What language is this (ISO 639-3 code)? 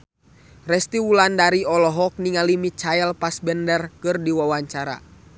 sun